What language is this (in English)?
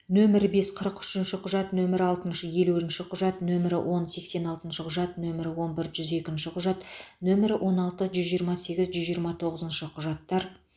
Kazakh